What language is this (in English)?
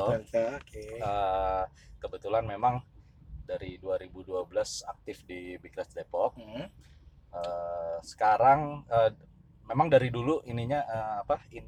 Indonesian